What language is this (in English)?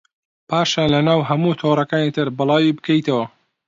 Central Kurdish